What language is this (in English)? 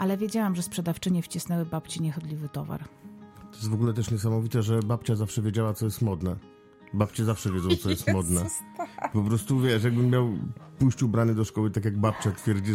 Polish